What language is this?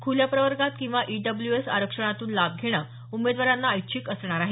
Marathi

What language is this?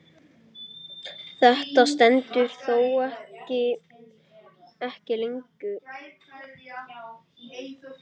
Icelandic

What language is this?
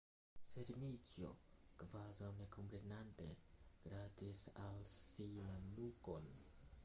Esperanto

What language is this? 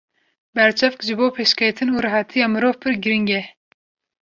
Kurdish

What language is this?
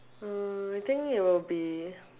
English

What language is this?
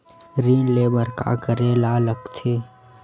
Chhattisgarhi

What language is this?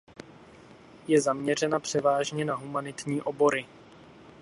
Czech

